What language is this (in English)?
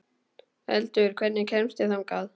Icelandic